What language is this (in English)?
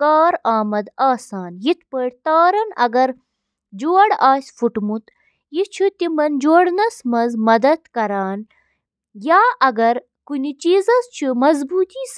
Kashmiri